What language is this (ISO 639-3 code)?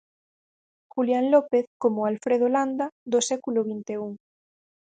glg